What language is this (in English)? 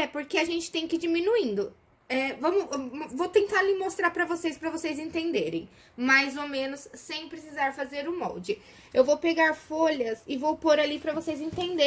Portuguese